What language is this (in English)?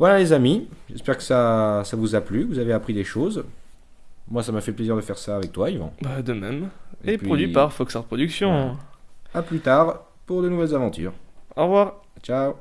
French